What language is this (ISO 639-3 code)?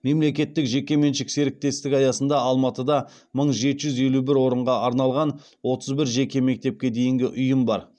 kaz